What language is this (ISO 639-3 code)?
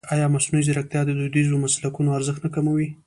pus